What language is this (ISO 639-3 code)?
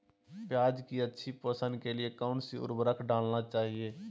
mag